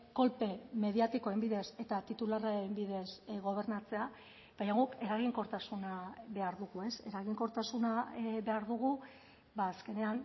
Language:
Basque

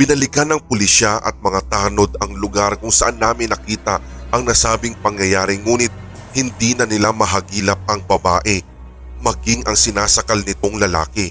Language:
Filipino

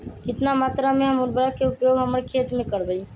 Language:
Magahi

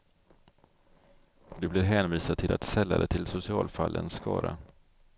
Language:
Swedish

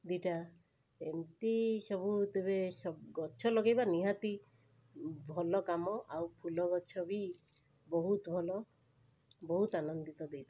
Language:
Odia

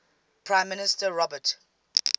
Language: English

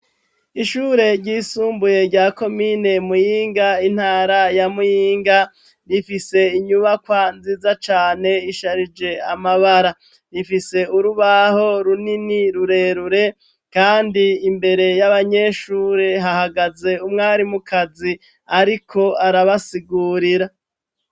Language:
Rundi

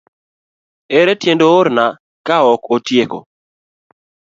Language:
Luo (Kenya and Tanzania)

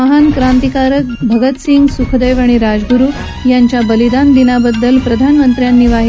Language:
Marathi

